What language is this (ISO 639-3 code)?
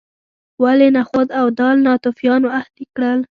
pus